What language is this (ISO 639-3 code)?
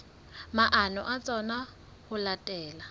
sot